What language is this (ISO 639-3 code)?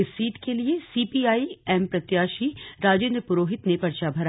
hin